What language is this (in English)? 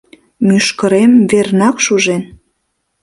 Mari